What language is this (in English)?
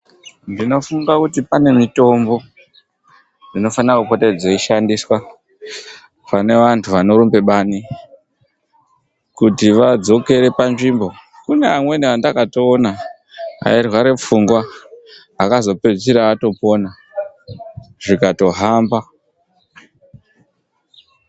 Ndau